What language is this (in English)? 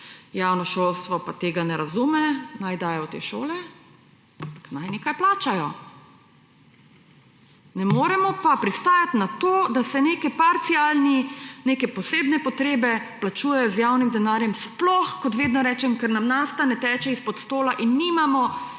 Slovenian